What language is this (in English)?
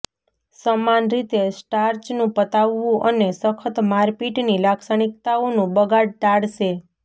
Gujarati